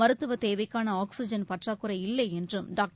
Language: Tamil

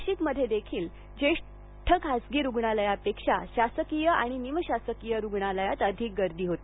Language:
Marathi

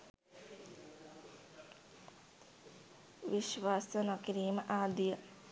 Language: Sinhala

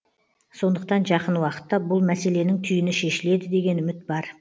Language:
Kazakh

